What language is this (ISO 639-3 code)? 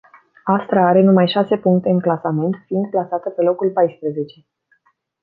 ron